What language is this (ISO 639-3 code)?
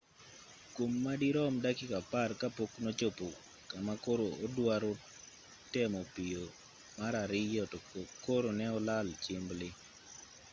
luo